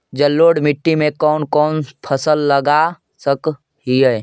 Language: Magahi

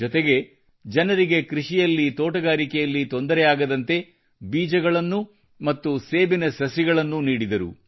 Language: Kannada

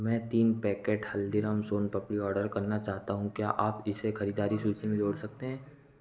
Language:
Hindi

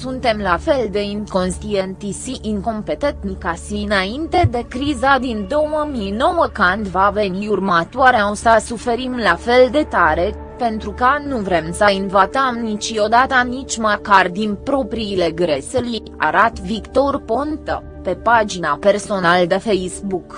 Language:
Romanian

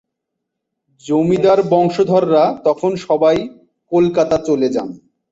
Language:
Bangla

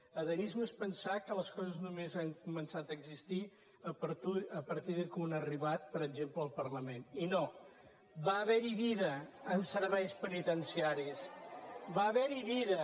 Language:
Catalan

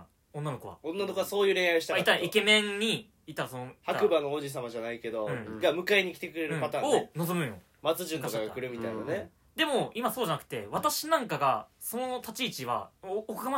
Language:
Japanese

